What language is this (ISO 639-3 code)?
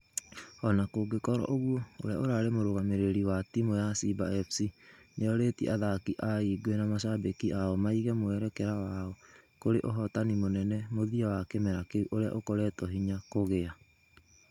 kik